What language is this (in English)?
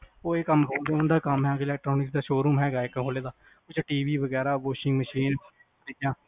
Punjabi